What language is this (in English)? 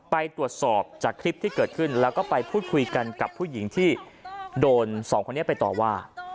Thai